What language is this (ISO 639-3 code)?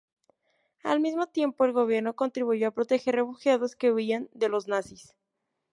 spa